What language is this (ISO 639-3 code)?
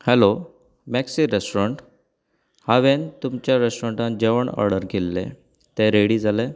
kok